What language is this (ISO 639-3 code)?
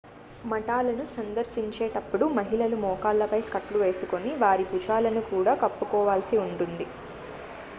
tel